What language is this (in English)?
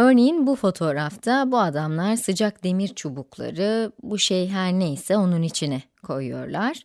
Turkish